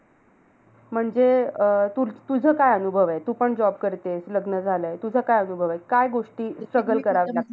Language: Marathi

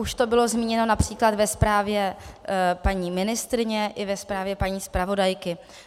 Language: Czech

